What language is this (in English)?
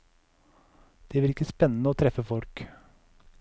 Norwegian